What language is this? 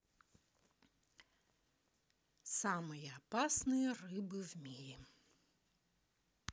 Russian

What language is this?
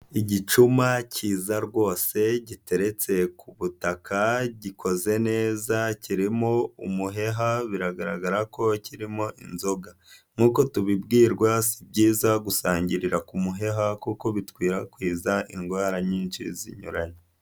Kinyarwanda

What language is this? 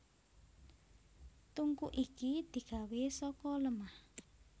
Javanese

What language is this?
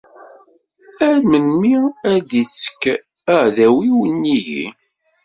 Kabyle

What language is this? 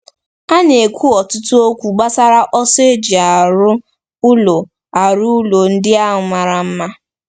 Igbo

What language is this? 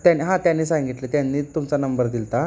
Marathi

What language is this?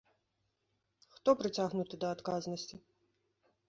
Belarusian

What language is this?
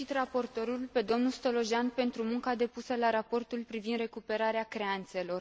Romanian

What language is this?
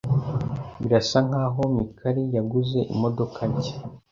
Kinyarwanda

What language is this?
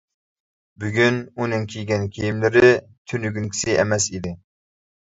Uyghur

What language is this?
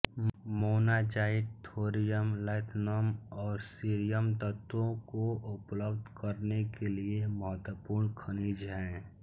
Hindi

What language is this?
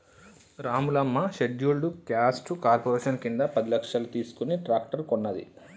Telugu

